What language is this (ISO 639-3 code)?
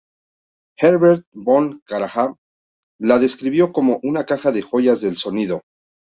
spa